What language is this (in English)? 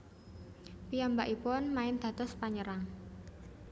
Javanese